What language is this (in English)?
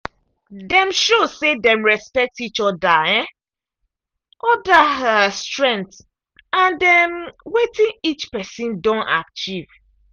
Nigerian Pidgin